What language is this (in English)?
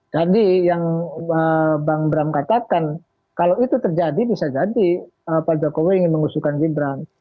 Indonesian